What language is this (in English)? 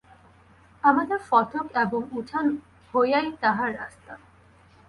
Bangla